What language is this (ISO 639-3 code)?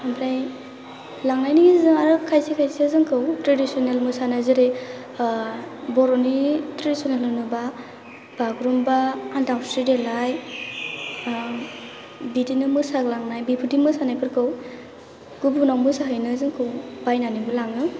brx